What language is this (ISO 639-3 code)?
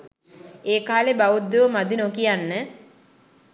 sin